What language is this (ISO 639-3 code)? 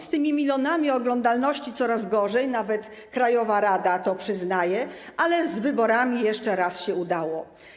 pol